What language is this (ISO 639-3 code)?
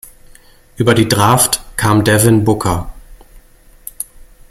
deu